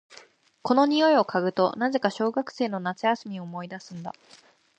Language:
Japanese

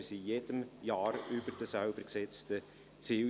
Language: Swiss German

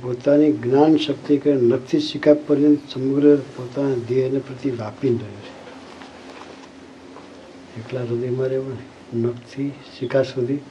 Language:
Gujarati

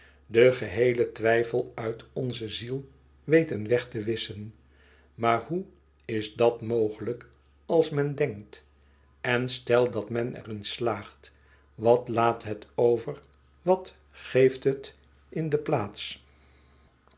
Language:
Dutch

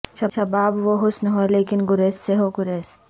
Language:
Urdu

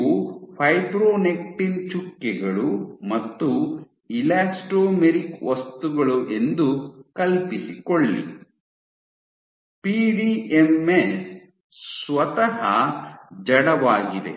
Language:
Kannada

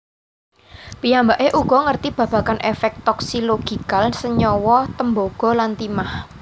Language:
Javanese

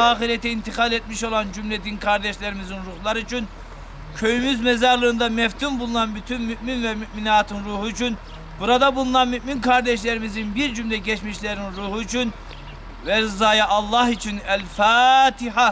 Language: Turkish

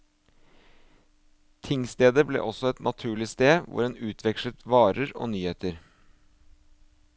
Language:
Norwegian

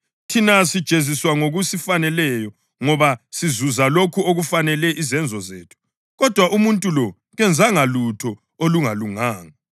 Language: North Ndebele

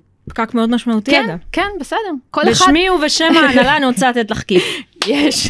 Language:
Hebrew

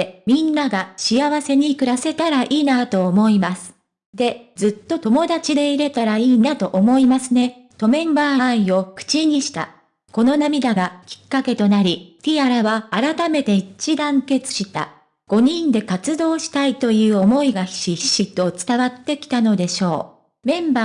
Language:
Japanese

